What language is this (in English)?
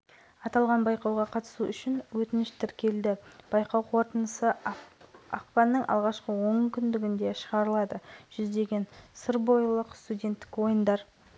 Kazakh